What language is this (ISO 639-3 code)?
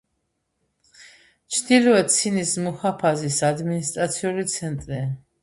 kat